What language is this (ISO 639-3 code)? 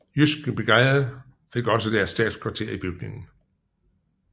dan